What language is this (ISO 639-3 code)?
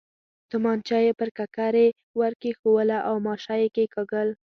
pus